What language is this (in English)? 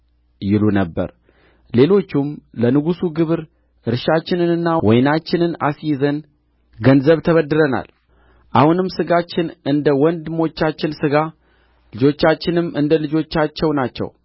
Amharic